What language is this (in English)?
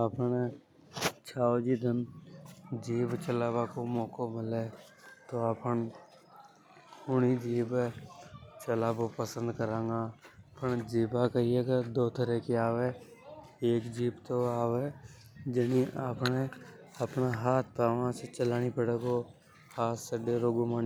Hadothi